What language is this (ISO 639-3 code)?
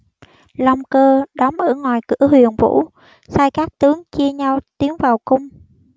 vie